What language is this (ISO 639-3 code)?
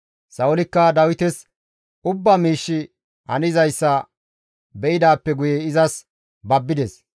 gmv